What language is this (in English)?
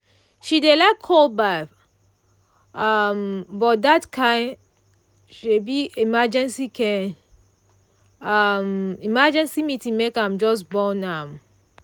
Nigerian Pidgin